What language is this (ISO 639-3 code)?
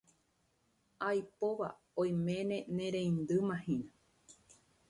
grn